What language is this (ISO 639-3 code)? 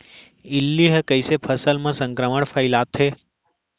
hne